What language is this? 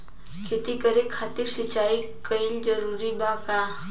Bhojpuri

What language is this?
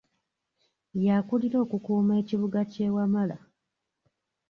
Ganda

